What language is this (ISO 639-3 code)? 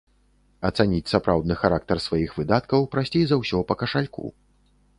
bel